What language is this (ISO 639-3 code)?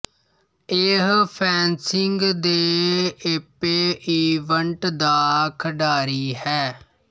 pan